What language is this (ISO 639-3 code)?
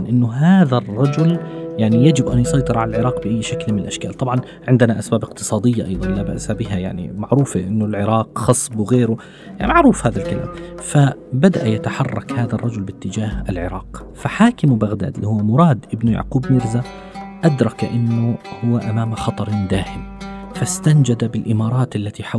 ara